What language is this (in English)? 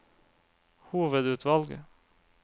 Norwegian